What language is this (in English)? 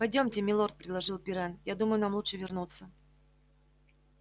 Russian